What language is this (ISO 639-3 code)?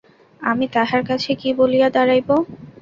ben